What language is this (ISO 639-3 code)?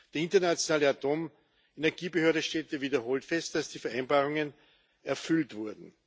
deu